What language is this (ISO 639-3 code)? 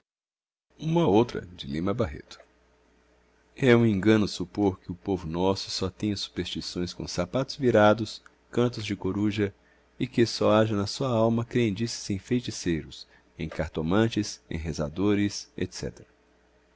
por